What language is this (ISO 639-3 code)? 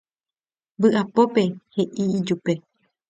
grn